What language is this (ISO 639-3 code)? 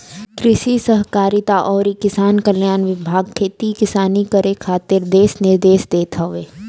bho